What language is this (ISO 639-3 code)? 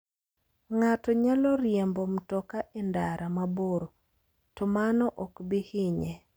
luo